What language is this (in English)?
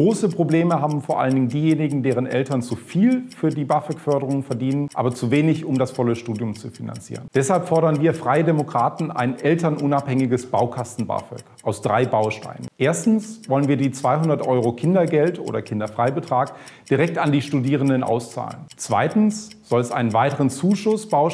German